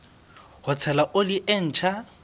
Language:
Southern Sotho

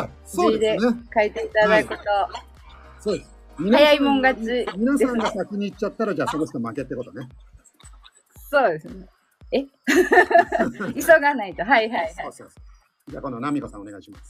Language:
Japanese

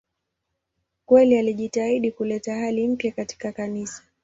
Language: Swahili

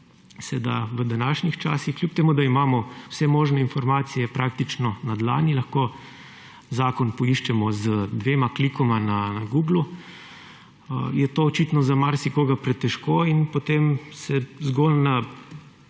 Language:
Slovenian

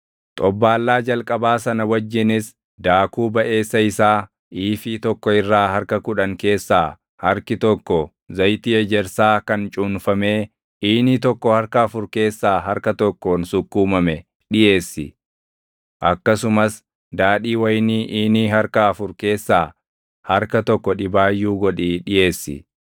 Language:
Oromo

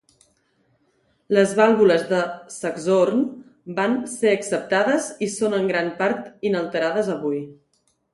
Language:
Catalan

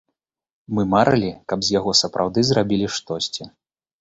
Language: Belarusian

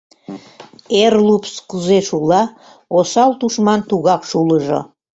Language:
Mari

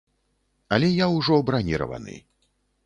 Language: Belarusian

